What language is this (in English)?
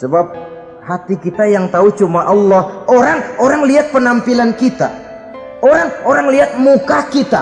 Indonesian